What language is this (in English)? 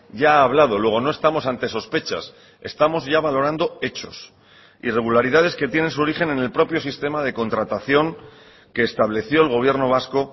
Spanish